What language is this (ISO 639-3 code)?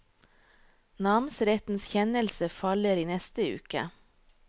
nor